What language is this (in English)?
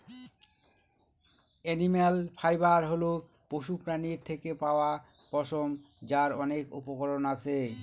Bangla